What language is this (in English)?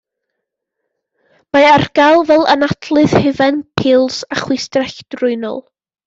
Welsh